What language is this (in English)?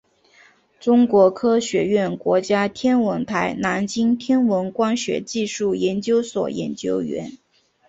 Chinese